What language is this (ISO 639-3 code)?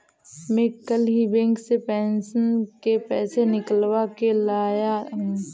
hin